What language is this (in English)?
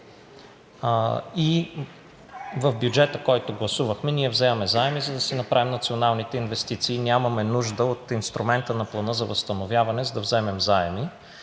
Bulgarian